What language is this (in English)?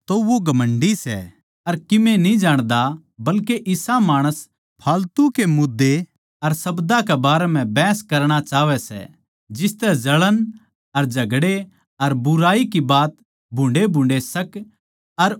Haryanvi